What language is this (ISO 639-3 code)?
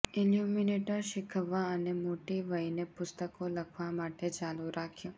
guj